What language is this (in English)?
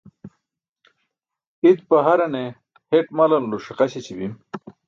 Burushaski